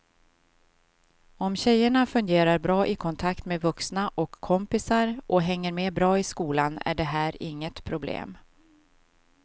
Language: Swedish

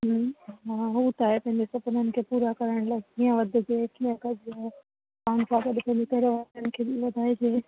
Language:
Sindhi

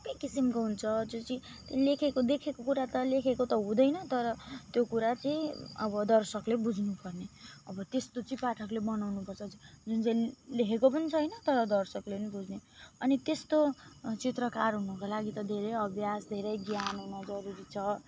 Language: Nepali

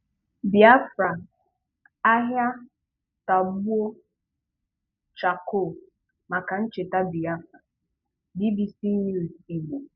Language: Igbo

